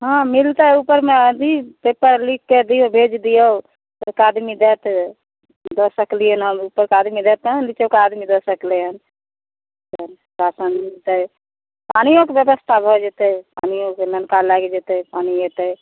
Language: Maithili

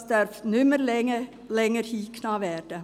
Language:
Swiss German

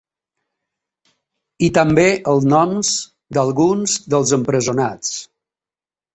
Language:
Catalan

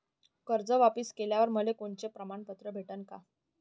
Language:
Marathi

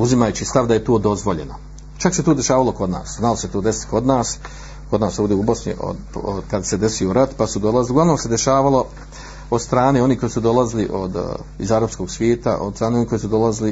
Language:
Croatian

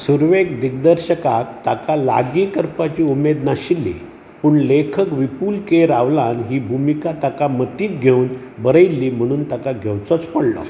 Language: Konkani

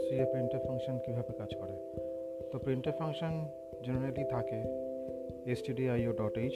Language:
Bangla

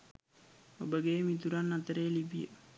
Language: Sinhala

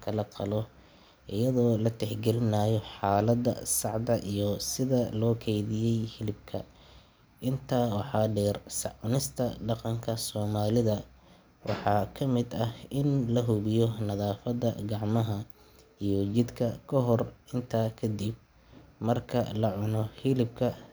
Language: Somali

